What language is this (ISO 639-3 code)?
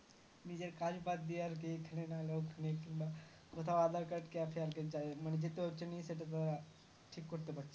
ben